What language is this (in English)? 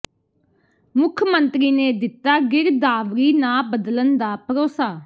Punjabi